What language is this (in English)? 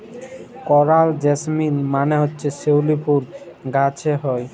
Bangla